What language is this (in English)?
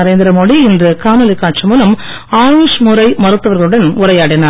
Tamil